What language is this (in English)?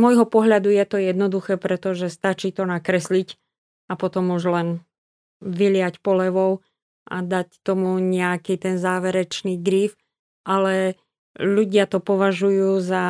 Slovak